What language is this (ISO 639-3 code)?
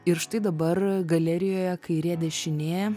lit